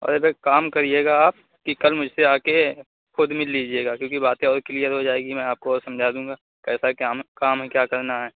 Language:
Urdu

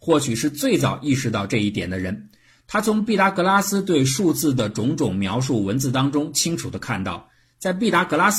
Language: Chinese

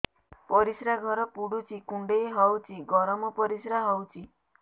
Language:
Odia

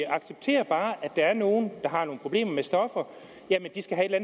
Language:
Danish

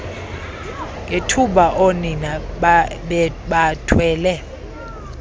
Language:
Xhosa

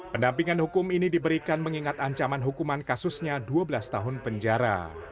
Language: Indonesian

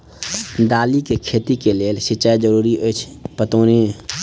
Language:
Maithili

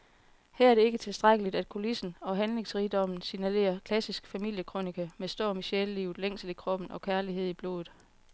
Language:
Danish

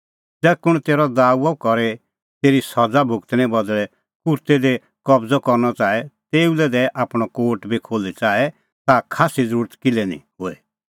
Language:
Kullu Pahari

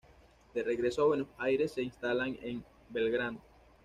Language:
Spanish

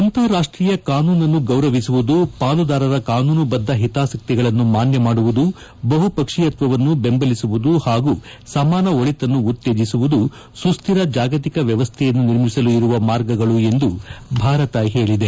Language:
Kannada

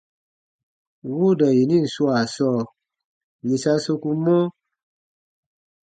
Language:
Baatonum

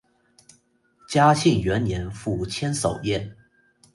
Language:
Chinese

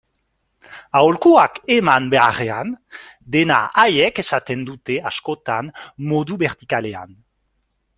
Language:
Basque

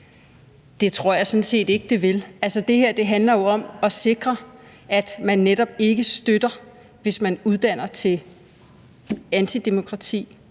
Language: Danish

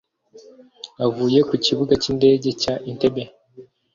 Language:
Kinyarwanda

